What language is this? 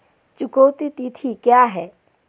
Hindi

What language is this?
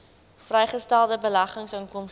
Afrikaans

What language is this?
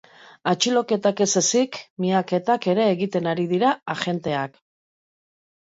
Basque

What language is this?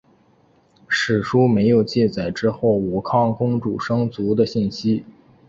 Chinese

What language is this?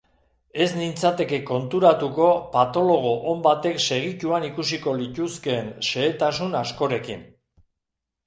Basque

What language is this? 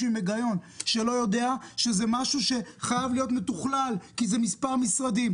Hebrew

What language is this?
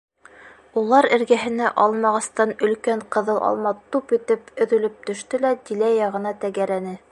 Bashkir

